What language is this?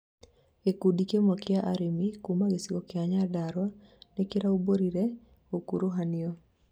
Kikuyu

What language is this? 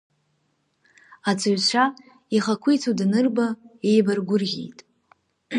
Abkhazian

